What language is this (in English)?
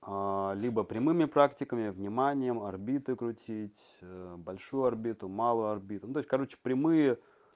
Russian